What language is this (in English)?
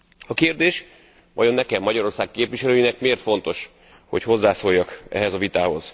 Hungarian